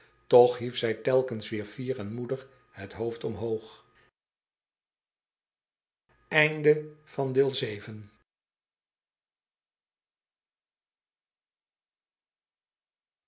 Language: Dutch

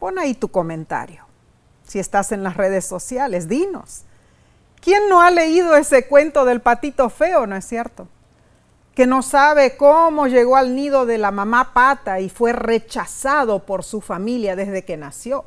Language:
Spanish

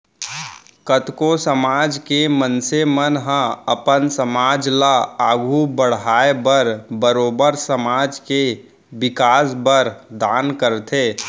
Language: Chhattisgarhi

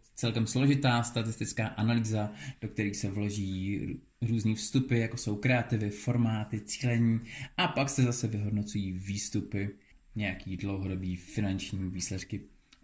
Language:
Czech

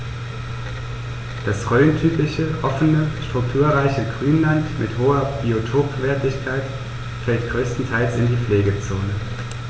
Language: German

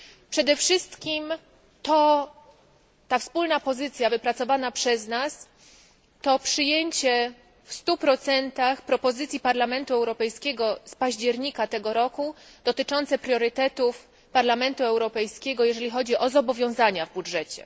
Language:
Polish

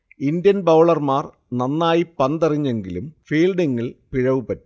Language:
Malayalam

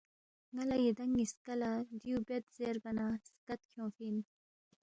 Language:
Balti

